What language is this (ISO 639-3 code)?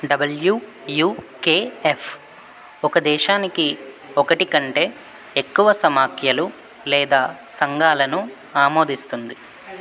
tel